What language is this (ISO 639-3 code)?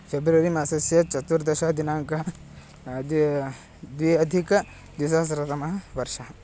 san